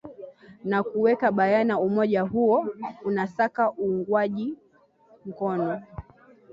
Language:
Swahili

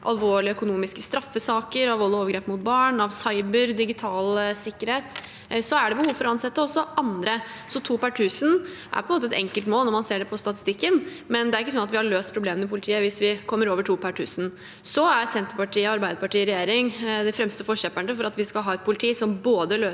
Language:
Norwegian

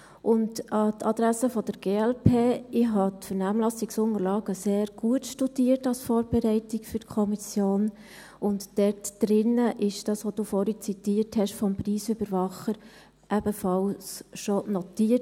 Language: Swiss German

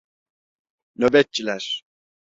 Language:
Turkish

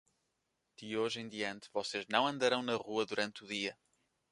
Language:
Portuguese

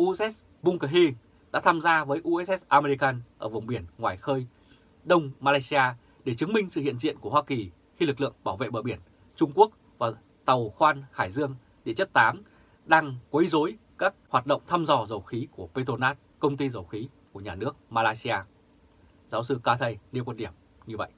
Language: Vietnamese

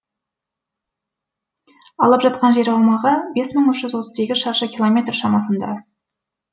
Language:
Kazakh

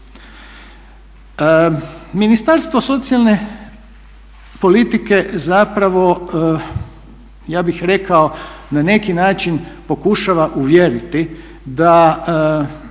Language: Croatian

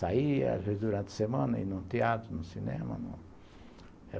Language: Portuguese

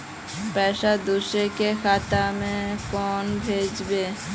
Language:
Magahi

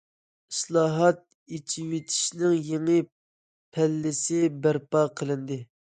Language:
Uyghur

